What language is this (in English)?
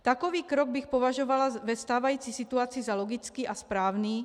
Czech